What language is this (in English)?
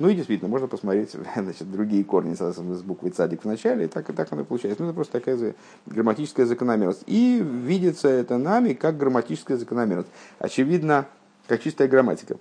Russian